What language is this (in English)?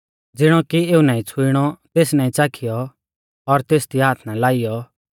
Mahasu Pahari